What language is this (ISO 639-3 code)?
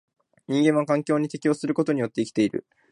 jpn